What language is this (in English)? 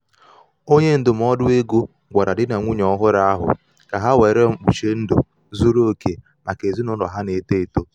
Igbo